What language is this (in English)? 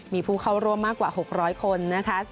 Thai